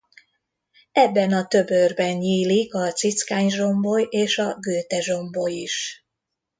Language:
Hungarian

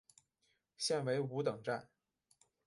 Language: Chinese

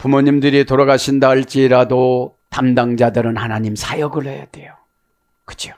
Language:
Korean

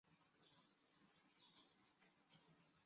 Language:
Chinese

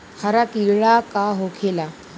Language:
Bhojpuri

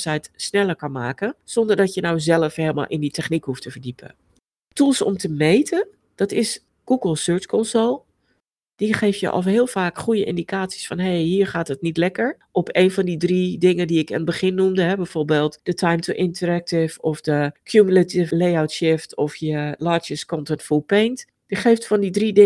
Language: Dutch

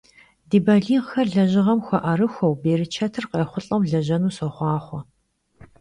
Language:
Kabardian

